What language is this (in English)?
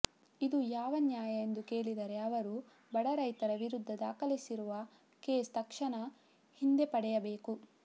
Kannada